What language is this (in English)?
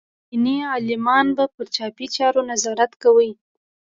Pashto